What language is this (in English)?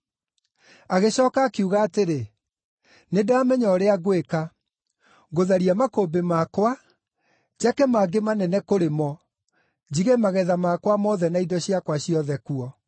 Kikuyu